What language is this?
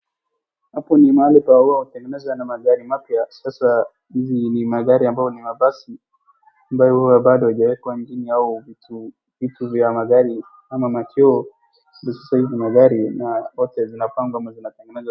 Swahili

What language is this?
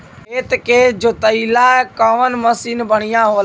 Bhojpuri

